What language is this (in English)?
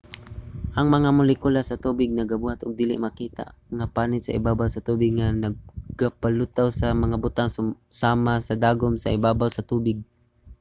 Cebuano